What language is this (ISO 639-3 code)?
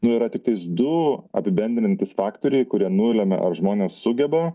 lit